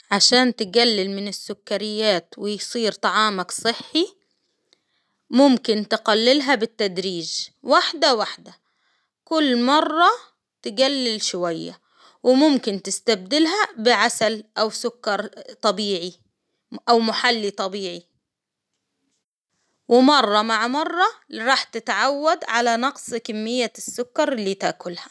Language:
Hijazi Arabic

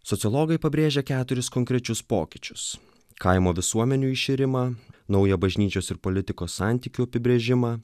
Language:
Lithuanian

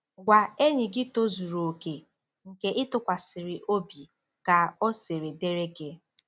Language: Igbo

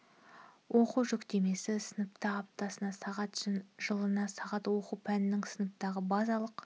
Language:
Kazakh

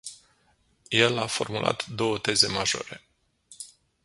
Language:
Romanian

